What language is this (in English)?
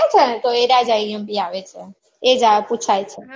Gujarati